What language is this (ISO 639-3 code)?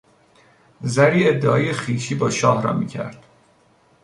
fas